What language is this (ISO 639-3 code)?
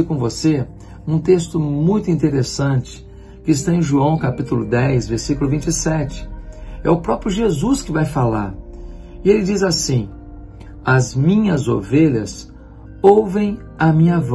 por